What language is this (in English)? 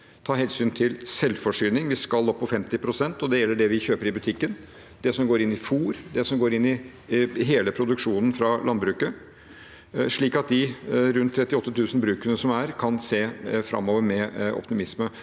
Norwegian